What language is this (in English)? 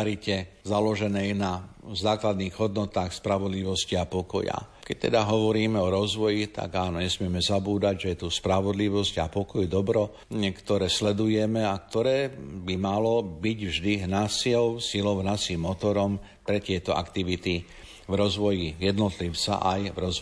Slovak